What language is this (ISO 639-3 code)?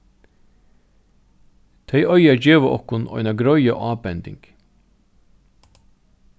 fao